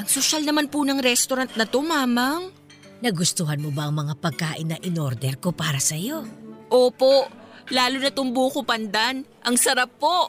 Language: Filipino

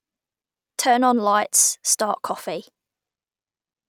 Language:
English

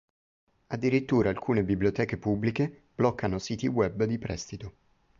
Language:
Italian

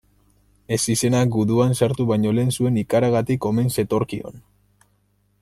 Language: Basque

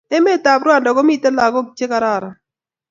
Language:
Kalenjin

